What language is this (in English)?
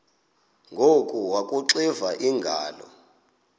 Xhosa